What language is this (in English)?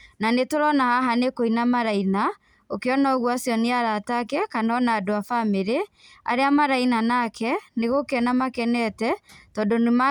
Kikuyu